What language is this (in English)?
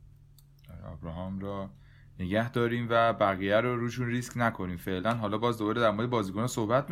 Persian